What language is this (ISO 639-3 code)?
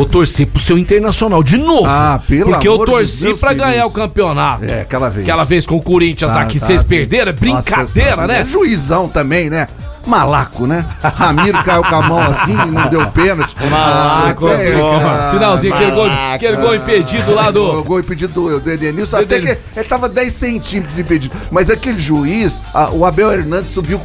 por